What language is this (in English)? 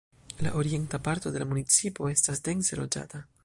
Esperanto